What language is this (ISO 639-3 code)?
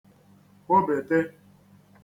ibo